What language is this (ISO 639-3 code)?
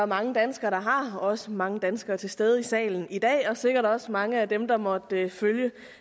dan